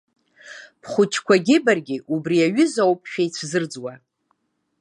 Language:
Abkhazian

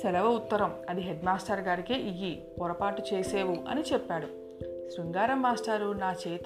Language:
Telugu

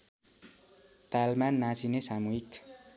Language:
Nepali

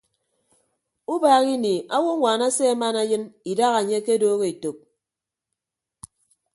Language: Ibibio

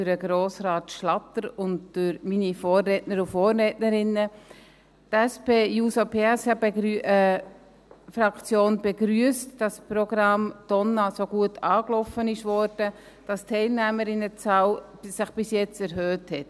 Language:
Swiss German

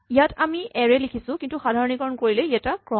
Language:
Assamese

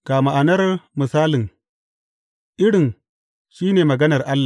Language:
Hausa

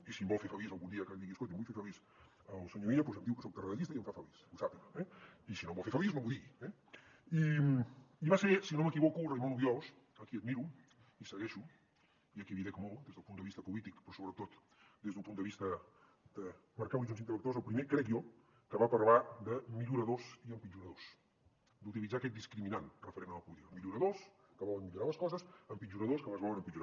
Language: Catalan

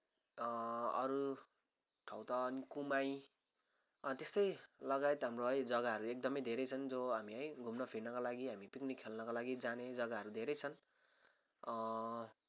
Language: Nepali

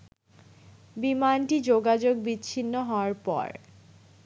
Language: Bangla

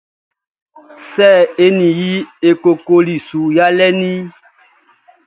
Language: Baoulé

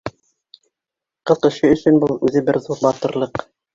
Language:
Bashkir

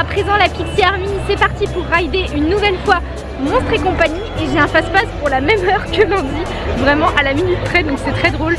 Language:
French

